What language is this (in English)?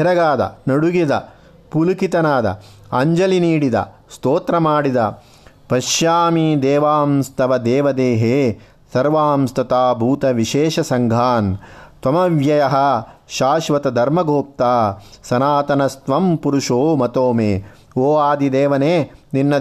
Kannada